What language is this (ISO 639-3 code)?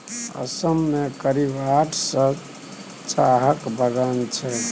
mai